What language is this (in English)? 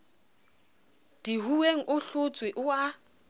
Southern Sotho